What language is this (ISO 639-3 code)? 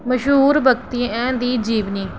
doi